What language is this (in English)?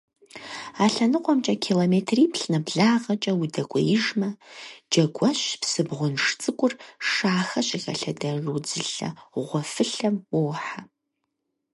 Kabardian